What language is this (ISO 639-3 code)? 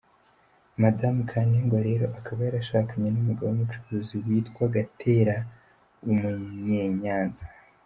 kin